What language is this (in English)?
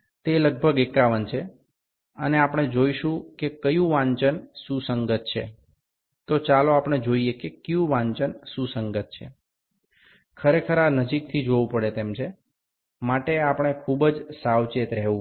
Gujarati